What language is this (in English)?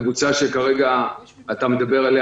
Hebrew